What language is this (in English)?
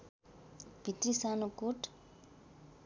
Nepali